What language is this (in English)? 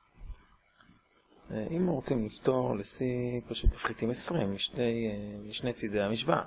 Hebrew